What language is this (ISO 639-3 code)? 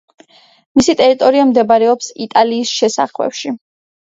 kat